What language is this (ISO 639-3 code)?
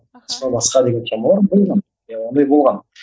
kaz